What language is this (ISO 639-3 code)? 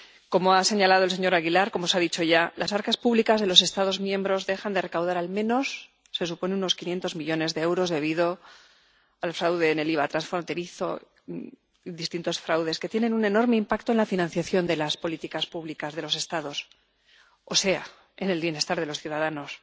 spa